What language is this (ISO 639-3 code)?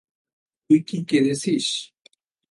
ben